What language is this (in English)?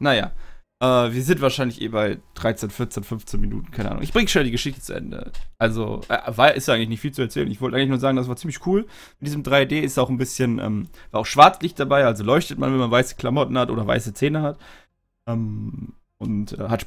German